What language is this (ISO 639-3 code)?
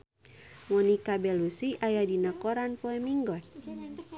sun